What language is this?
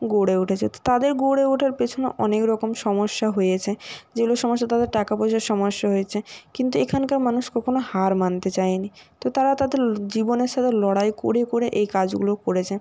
Bangla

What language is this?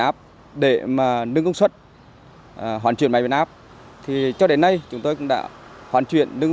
Vietnamese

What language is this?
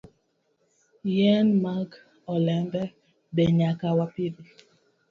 Luo (Kenya and Tanzania)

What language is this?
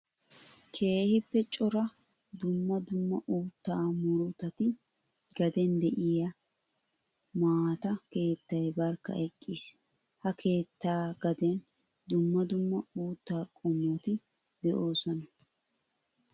Wolaytta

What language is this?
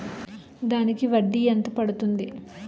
Telugu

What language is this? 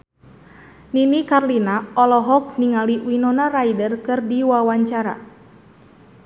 Sundanese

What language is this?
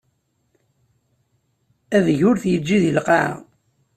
Kabyle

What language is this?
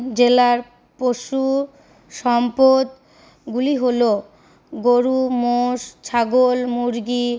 Bangla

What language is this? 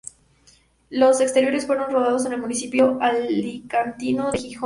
Spanish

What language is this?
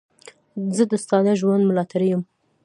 Pashto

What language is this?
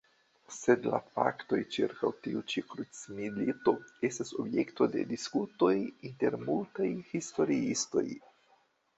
Esperanto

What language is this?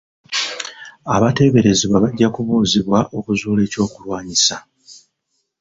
Ganda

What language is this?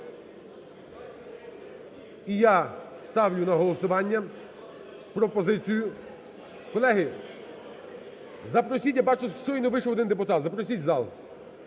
Ukrainian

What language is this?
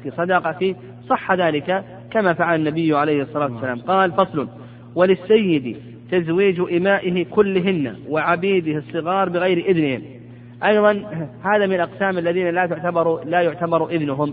Arabic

